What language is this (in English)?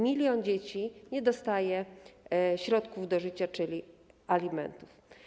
Polish